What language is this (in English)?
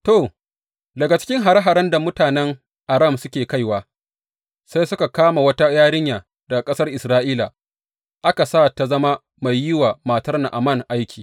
Hausa